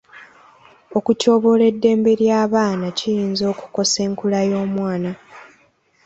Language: Ganda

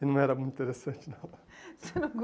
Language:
Portuguese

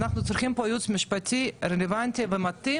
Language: Hebrew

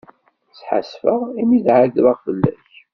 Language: Kabyle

